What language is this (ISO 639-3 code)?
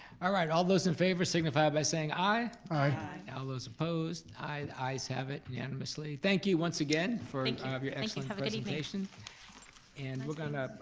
eng